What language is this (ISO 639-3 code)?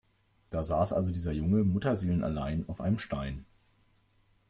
deu